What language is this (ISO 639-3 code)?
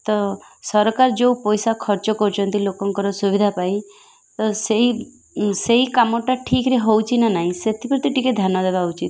ori